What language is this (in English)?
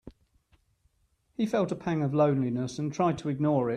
English